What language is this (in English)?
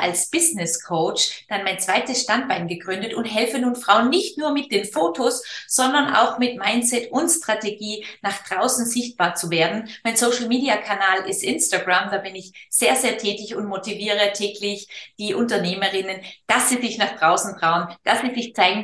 German